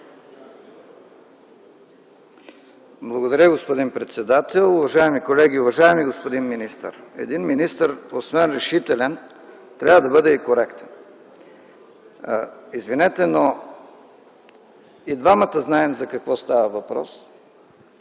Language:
Bulgarian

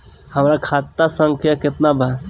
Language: Bhojpuri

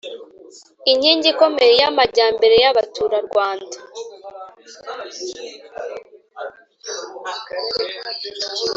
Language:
Kinyarwanda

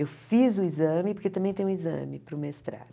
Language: Portuguese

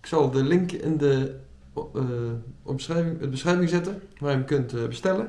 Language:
Dutch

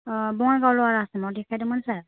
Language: Bodo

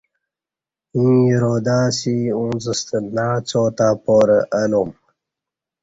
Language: Kati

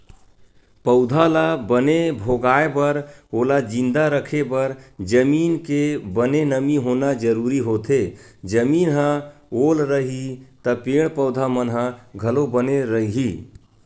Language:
Chhattisgarhi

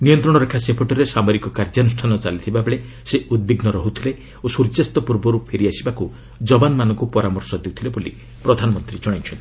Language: Odia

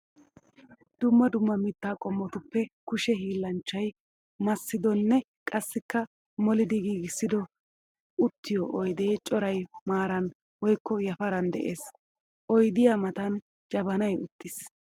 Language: Wolaytta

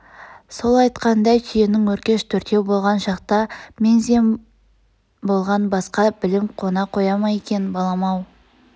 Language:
Kazakh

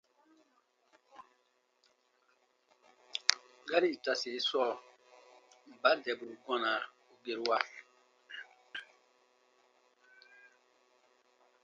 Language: Baatonum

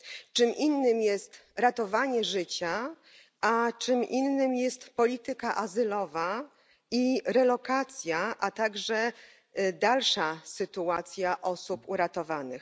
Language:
Polish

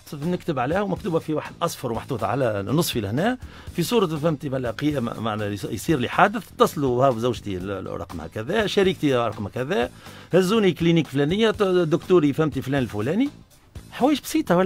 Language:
Arabic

